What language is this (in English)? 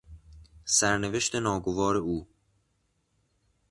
Persian